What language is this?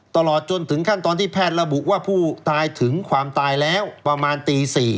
Thai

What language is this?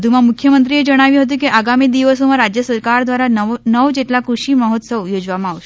Gujarati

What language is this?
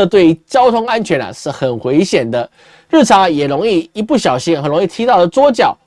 Chinese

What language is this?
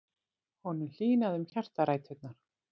Icelandic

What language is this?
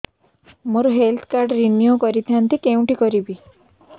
Odia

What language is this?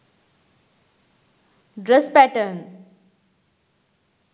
Sinhala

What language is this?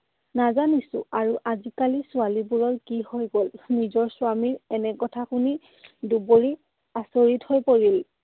Assamese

